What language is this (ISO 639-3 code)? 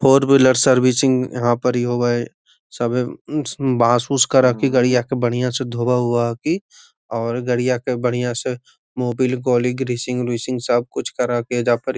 mag